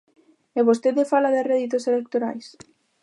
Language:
Galician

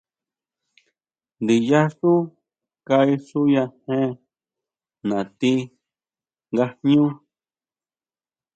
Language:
Huautla Mazatec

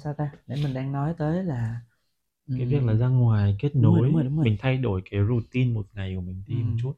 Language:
Vietnamese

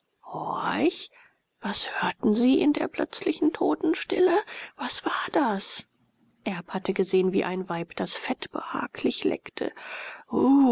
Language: German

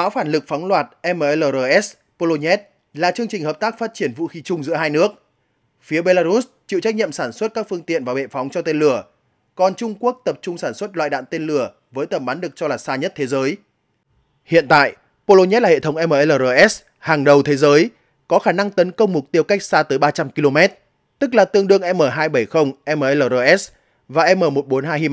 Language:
Vietnamese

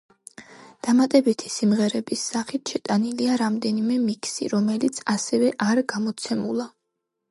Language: Georgian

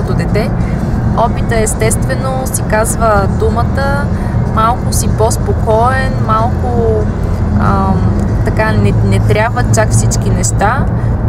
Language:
Bulgarian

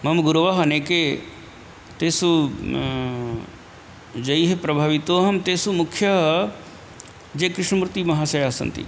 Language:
Sanskrit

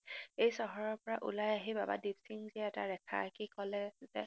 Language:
Assamese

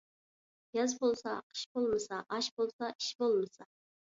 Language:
Uyghur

